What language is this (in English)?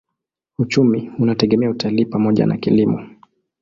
Swahili